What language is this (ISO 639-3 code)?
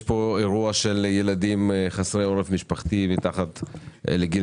heb